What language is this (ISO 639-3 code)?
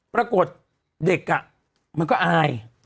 tha